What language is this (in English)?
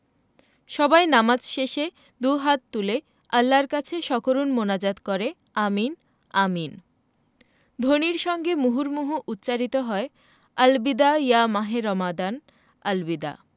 Bangla